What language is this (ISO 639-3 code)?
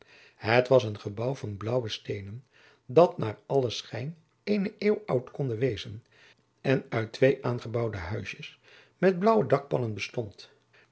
nld